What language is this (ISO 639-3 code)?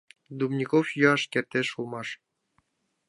chm